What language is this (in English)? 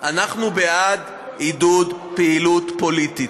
Hebrew